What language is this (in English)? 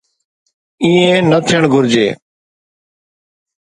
Sindhi